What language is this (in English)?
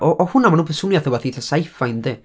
Welsh